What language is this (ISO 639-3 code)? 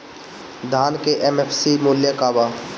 bho